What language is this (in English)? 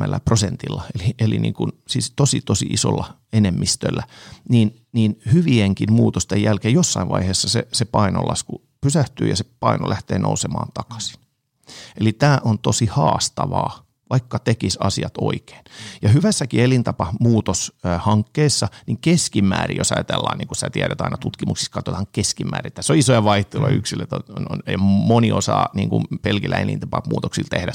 Finnish